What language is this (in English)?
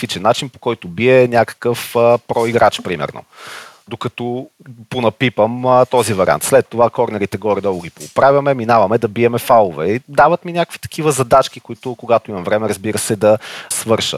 Bulgarian